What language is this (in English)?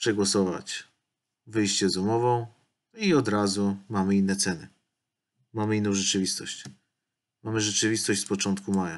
Polish